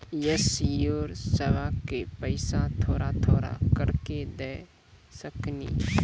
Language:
Maithili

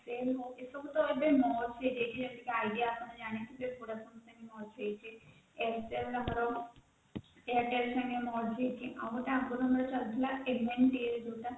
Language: Odia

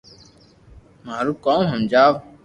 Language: Loarki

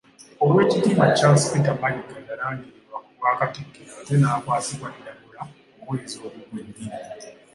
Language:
Ganda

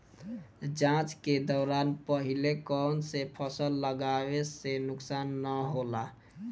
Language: Bhojpuri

